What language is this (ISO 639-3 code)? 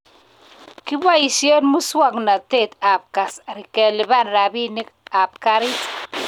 kln